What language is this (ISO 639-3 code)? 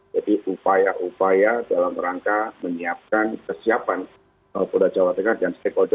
ind